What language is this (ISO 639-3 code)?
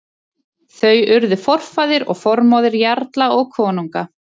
isl